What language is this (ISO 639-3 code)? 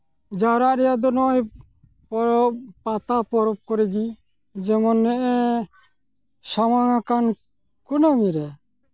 sat